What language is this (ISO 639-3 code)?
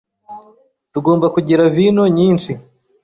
kin